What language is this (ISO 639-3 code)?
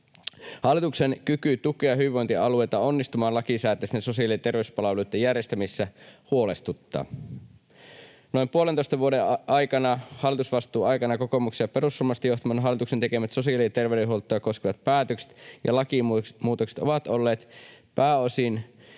fin